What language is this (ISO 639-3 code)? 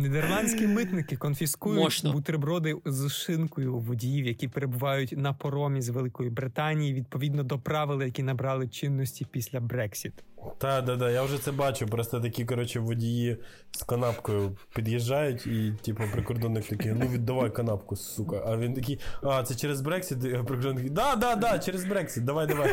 ukr